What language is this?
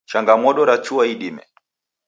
Taita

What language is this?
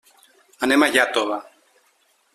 Catalan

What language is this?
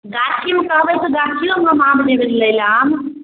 Maithili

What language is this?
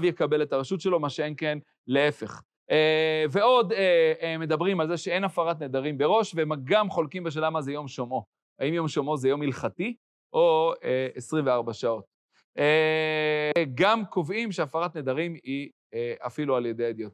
Hebrew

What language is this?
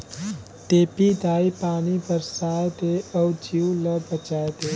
Chhattisgarhi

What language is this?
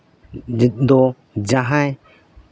Santali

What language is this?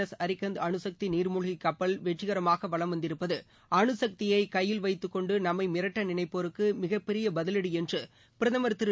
Tamil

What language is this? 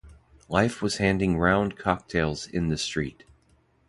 English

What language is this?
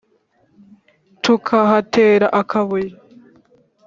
Kinyarwanda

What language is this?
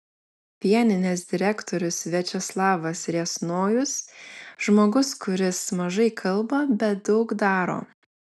Lithuanian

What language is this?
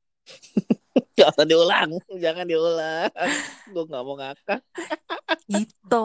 Indonesian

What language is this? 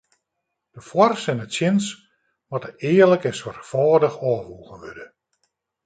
Western Frisian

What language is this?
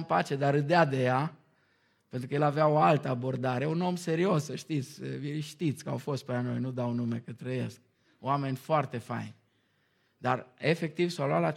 Romanian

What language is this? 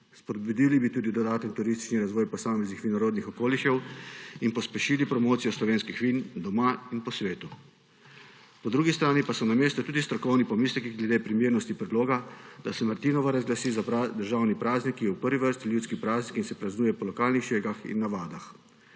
Slovenian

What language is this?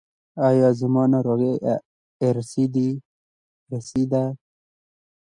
Pashto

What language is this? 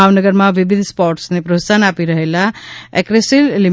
Gujarati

